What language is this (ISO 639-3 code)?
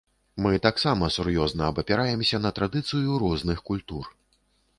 bel